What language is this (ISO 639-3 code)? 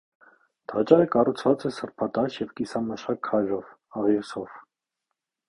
hye